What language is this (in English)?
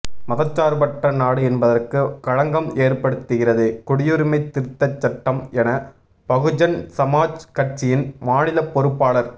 Tamil